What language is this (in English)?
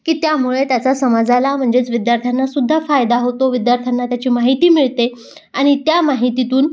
Marathi